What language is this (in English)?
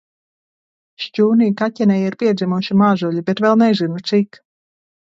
Latvian